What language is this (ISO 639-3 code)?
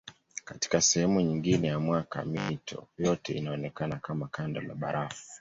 swa